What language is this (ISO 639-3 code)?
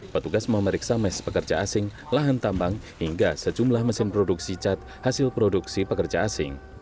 ind